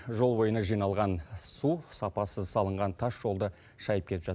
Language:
Kazakh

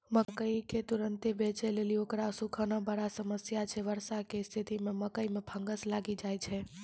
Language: Maithili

